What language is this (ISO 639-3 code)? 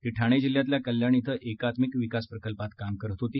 mar